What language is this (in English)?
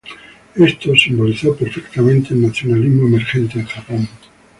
Spanish